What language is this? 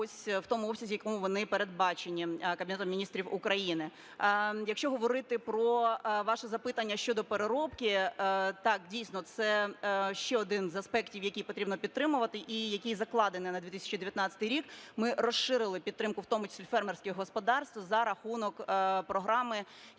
Ukrainian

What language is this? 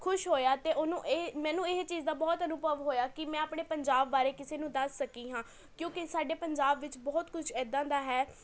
Punjabi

